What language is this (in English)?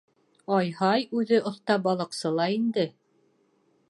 Bashkir